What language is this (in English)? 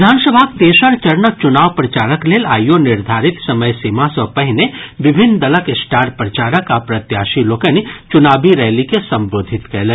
Maithili